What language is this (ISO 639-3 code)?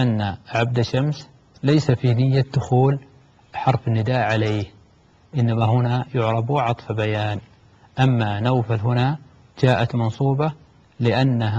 ara